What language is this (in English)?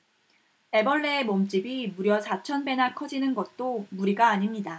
Korean